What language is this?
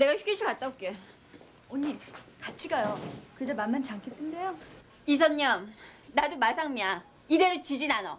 Korean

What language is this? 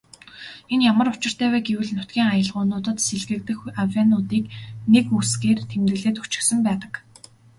Mongolian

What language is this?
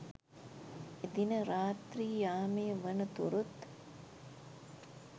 Sinhala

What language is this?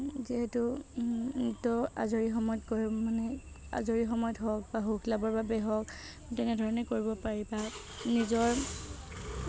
Assamese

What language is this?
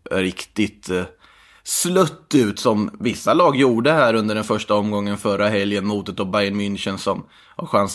Swedish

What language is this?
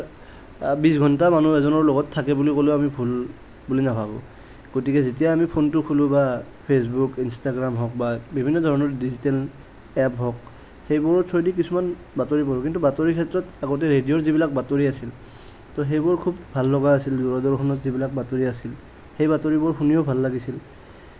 Assamese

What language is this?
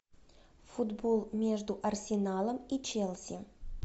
Russian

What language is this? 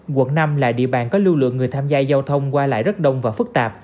Vietnamese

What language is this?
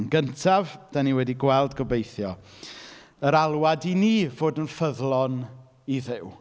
Welsh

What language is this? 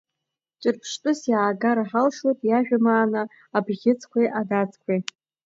Abkhazian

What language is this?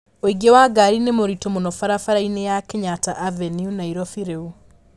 Kikuyu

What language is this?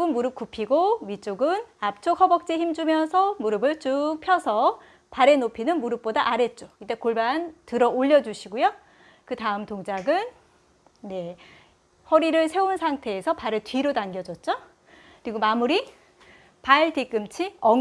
Korean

